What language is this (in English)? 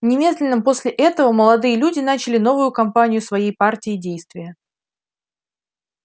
Russian